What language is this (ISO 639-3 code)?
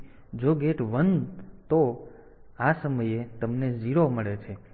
guj